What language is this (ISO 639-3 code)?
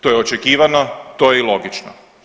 hrv